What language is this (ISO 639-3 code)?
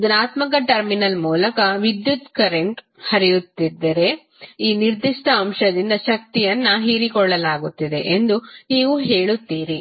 kan